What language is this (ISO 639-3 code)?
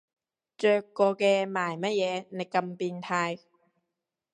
yue